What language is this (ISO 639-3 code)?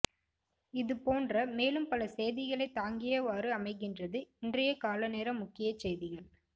tam